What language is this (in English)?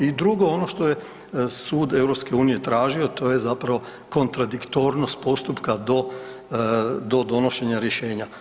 Croatian